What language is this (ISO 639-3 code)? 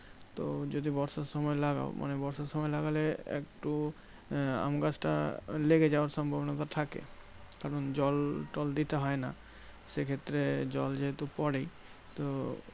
ben